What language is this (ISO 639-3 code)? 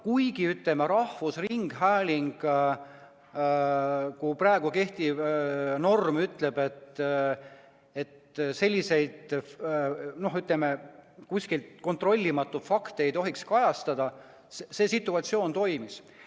est